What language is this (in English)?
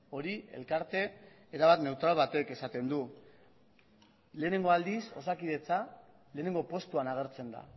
Basque